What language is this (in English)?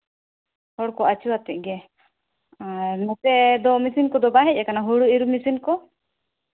Santali